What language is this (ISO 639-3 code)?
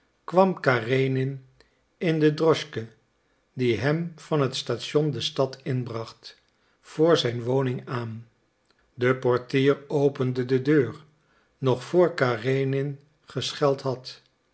nld